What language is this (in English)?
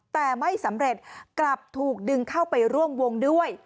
Thai